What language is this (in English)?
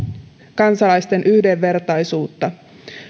Finnish